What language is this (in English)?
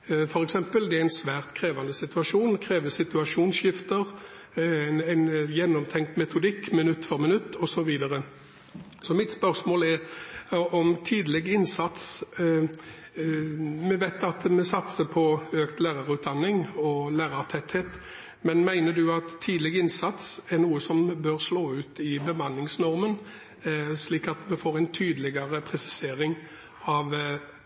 Norwegian Bokmål